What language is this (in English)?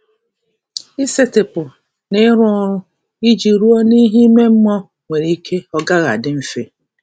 Igbo